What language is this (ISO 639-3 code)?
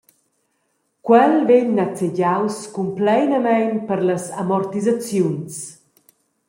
roh